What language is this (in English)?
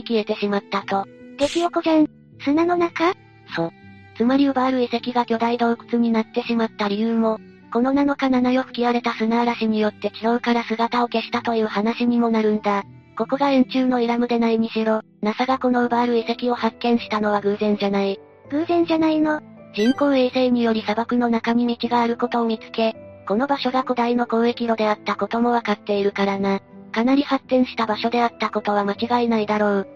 Japanese